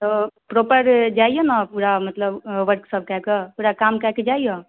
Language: Maithili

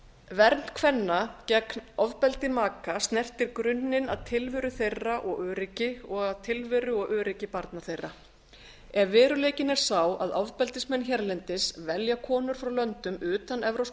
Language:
Icelandic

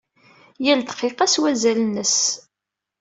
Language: Kabyle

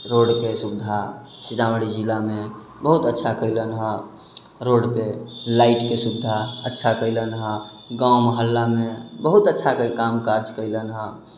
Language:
Maithili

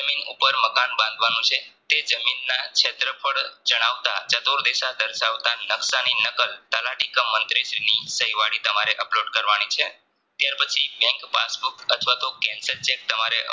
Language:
Gujarati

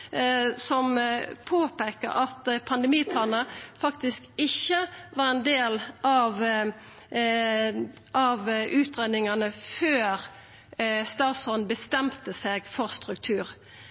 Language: Norwegian Nynorsk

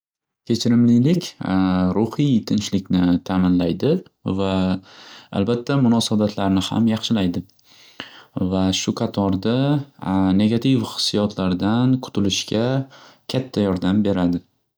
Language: Uzbek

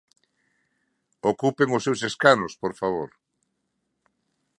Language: Galician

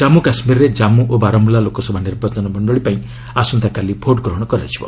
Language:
Odia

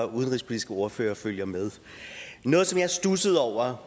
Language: Danish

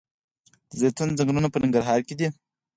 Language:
Pashto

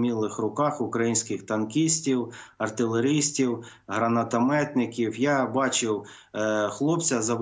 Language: Ukrainian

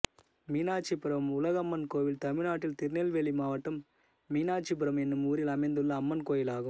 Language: Tamil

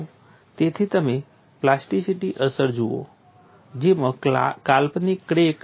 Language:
Gujarati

